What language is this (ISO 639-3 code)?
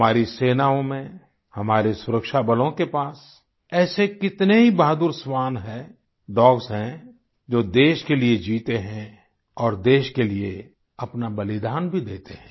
hin